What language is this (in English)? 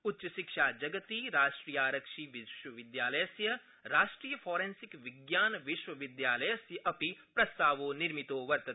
Sanskrit